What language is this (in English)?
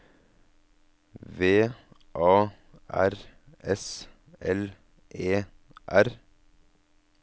Norwegian